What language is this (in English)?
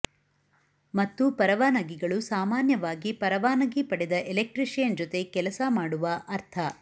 Kannada